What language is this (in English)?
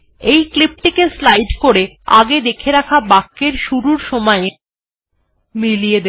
Bangla